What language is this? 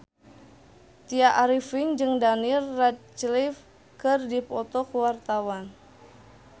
Sundanese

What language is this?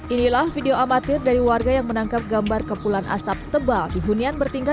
Indonesian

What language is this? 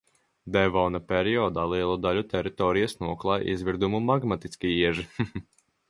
Latvian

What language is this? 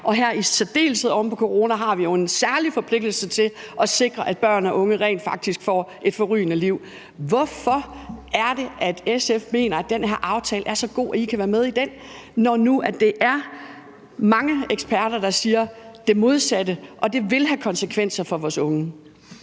Danish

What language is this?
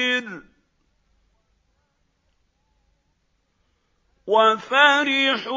Arabic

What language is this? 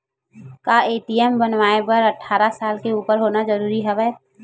Chhattisgarhi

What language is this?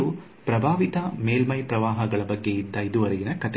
Kannada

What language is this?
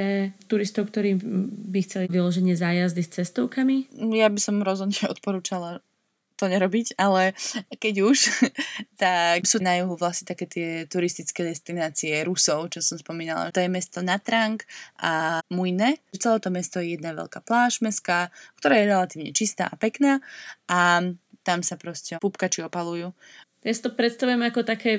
Slovak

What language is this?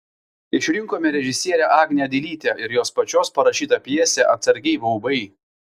Lithuanian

